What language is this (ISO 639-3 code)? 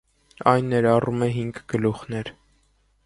hye